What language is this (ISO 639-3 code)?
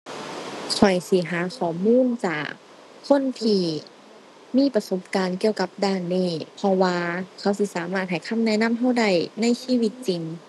tha